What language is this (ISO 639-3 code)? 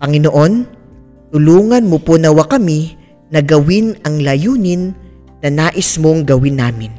fil